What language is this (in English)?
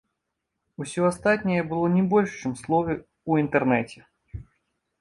Belarusian